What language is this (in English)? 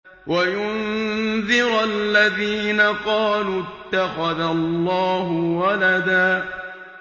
Arabic